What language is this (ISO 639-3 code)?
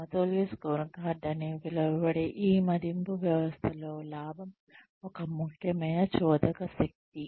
tel